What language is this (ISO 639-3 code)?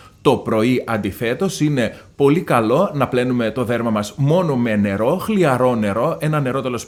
ell